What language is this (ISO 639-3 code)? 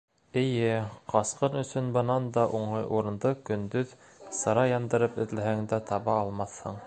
bak